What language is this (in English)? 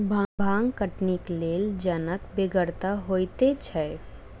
Maithili